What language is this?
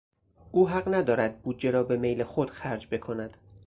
Persian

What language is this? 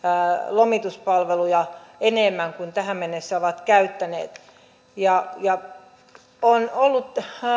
Finnish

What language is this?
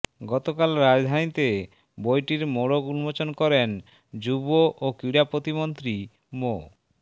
Bangla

